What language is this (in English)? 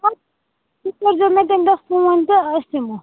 Kashmiri